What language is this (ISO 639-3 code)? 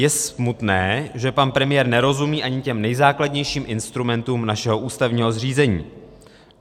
ces